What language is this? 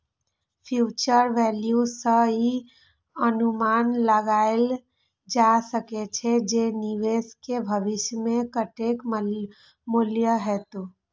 Maithili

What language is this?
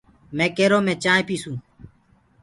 Gurgula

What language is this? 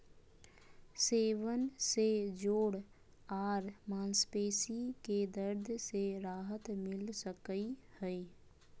Magahi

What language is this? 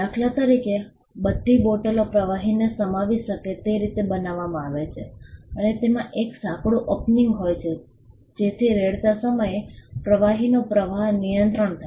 Gujarati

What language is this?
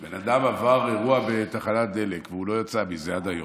Hebrew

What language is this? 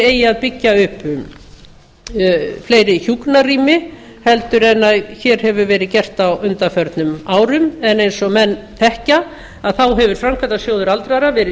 Icelandic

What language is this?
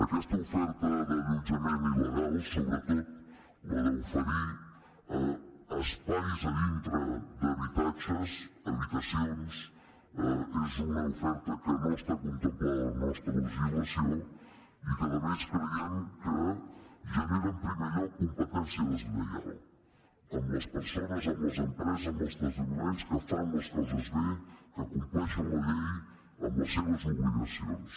Catalan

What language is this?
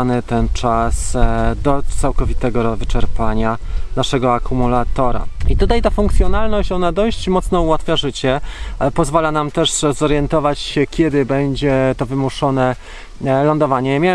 Polish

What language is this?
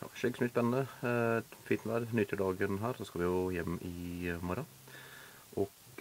Norwegian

